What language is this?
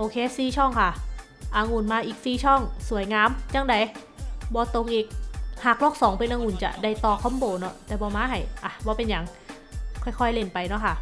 Thai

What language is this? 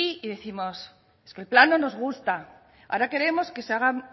Spanish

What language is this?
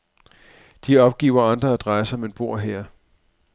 Danish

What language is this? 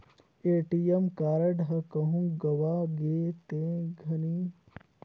Chhattisgarhi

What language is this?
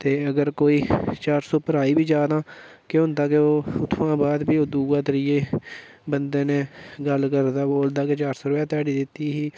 Dogri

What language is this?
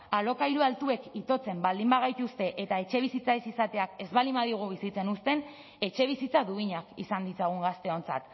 Basque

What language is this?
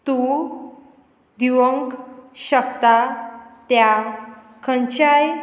Konkani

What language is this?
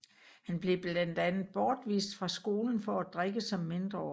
Danish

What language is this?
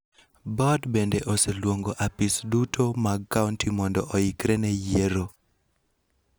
Luo (Kenya and Tanzania)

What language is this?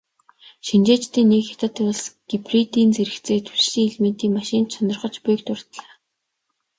Mongolian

